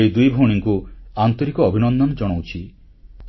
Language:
Odia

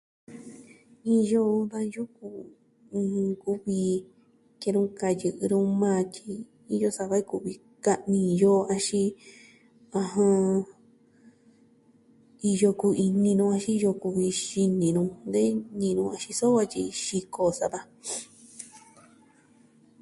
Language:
Southwestern Tlaxiaco Mixtec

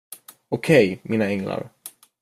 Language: Swedish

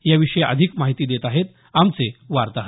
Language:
Marathi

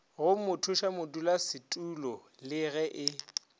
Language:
Northern Sotho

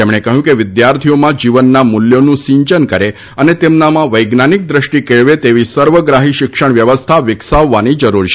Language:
Gujarati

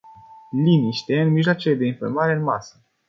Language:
Romanian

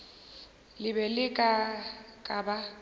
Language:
Northern Sotho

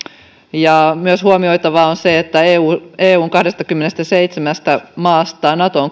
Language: Finnish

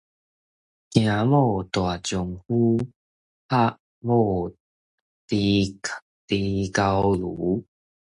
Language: Min Nan Chinese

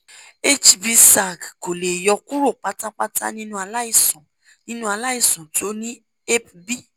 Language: Yoruba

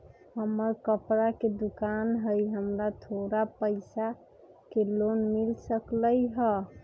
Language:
Magahi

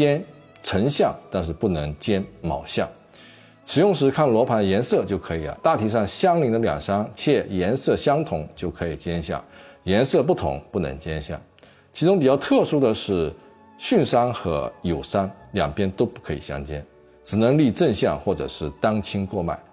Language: Chinese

